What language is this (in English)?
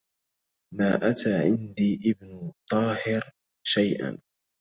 Arabic